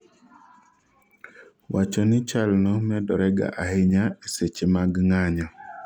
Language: Luo (Kenya and Tanzania)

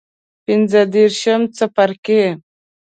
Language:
Pashto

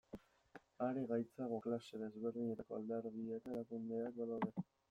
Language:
Basque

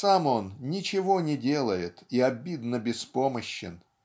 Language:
Russian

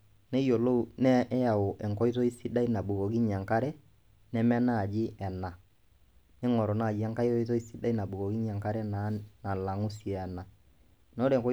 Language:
Masai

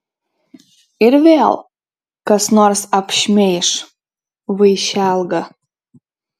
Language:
Lithuanian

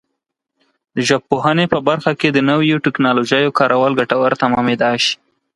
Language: Pashto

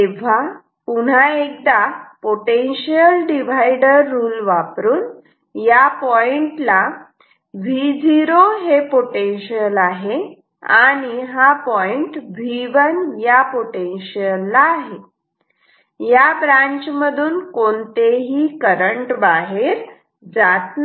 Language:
Marathi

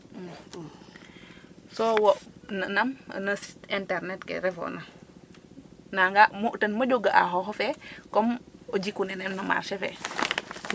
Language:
Serer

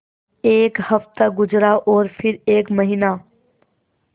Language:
Hindi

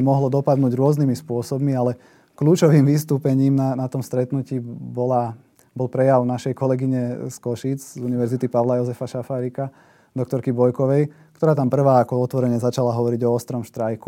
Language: Slovak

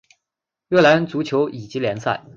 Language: Chinese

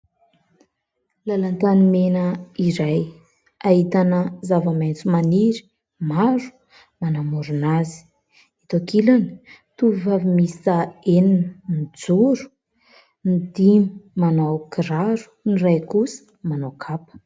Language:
Malagasy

